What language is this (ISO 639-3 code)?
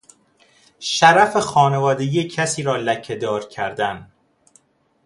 fas